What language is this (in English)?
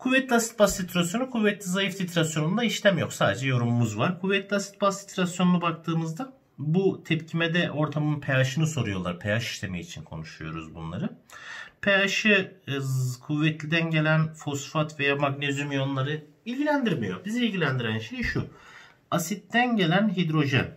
Turkish